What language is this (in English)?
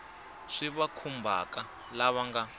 Tsonga